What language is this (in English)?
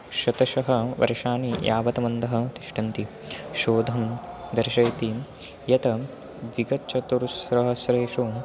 Sanskrit